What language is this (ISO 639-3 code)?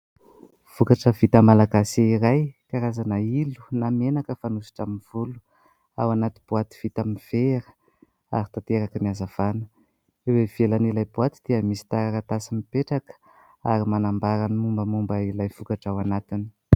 mlg